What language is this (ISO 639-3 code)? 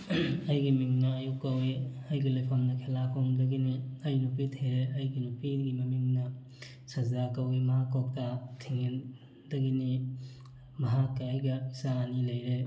mni